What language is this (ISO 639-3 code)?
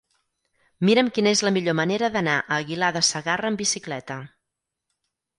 cat